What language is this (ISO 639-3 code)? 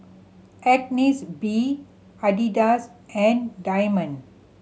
eng